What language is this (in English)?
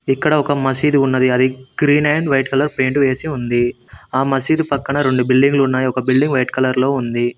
Telugu